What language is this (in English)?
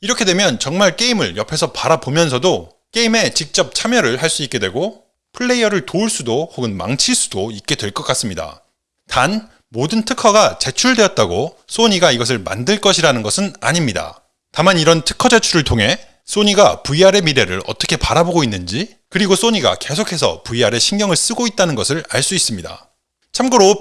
Korean